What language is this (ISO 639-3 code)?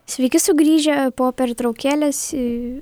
lit